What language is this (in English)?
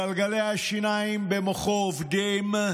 Hebrew